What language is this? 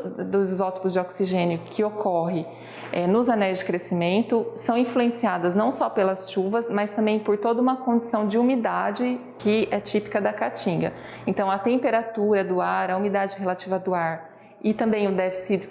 Portuguese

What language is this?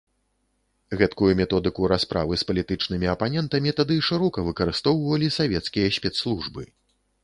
Belarusian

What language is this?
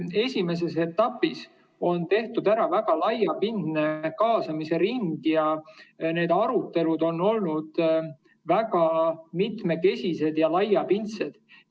Estonian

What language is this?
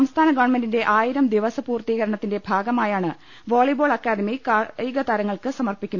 Malayalam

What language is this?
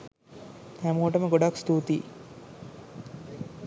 Sinhala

